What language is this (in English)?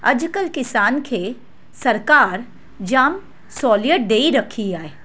Sindhi